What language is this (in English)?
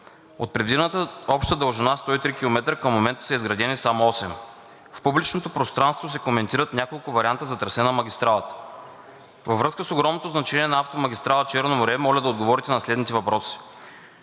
Bulgarian